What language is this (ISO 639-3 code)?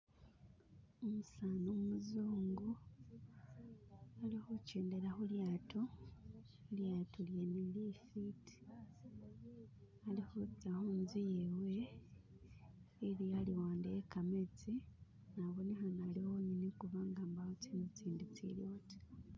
myx